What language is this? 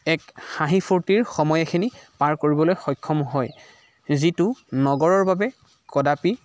Assamese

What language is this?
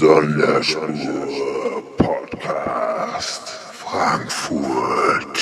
German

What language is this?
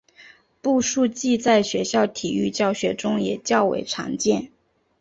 Chinese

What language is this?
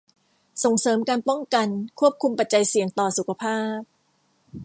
Thai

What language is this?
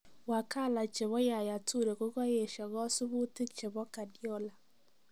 Kalenjin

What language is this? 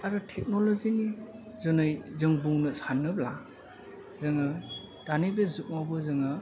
Bodo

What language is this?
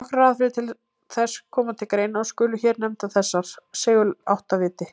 Icelandic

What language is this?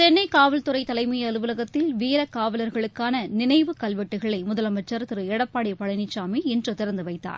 Tamil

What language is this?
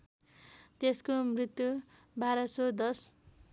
Nepali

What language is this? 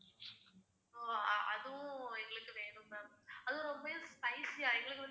Tamil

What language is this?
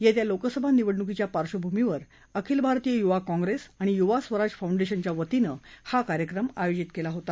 Marathi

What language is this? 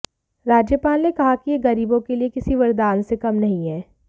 Hindi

